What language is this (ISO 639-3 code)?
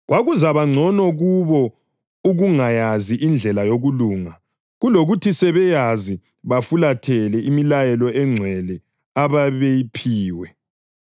nde